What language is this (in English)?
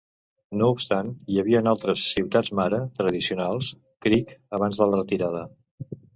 Catalan